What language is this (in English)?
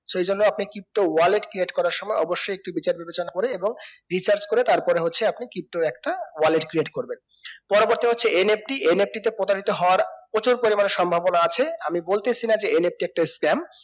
Bangla